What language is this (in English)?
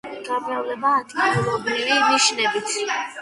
Georgian